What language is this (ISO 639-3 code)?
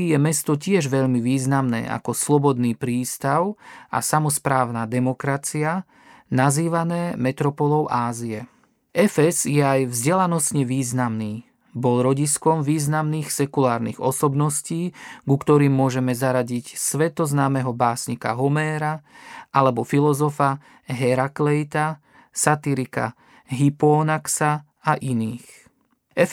slk